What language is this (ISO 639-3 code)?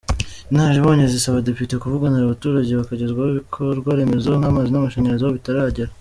kin